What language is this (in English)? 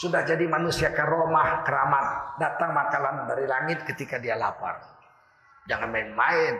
Indonesian